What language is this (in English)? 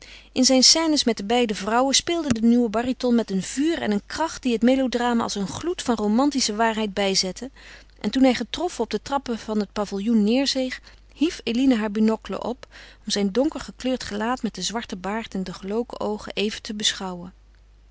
Dutch